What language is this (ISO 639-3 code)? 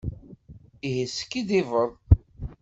kab